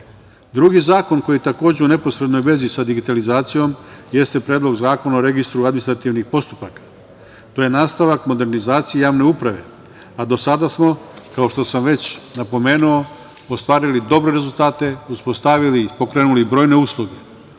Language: Serbian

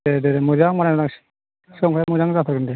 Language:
Bodo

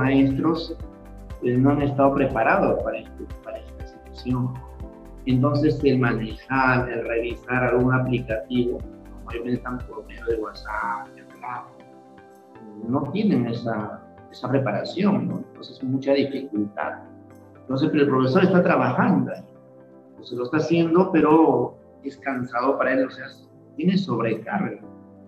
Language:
Spanish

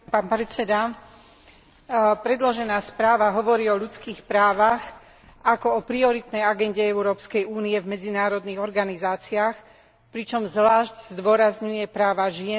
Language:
Slovak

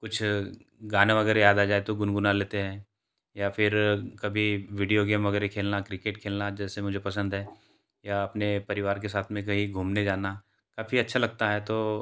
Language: Hindi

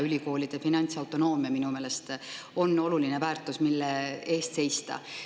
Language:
Estonian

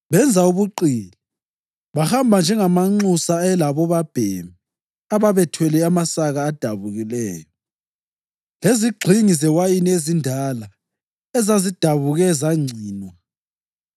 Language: North Ndebele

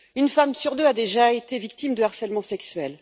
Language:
French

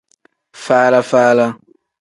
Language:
Tem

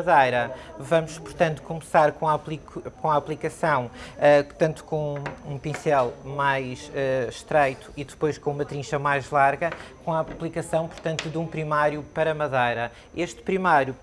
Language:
Portuguese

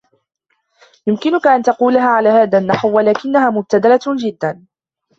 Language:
Arabic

